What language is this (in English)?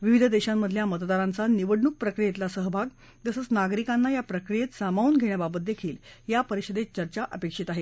Marathi